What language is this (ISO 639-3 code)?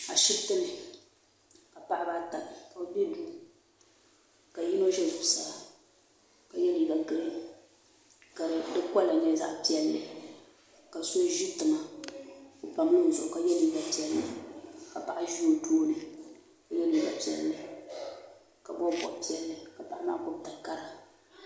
dag